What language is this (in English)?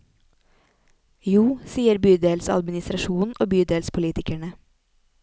Norwegian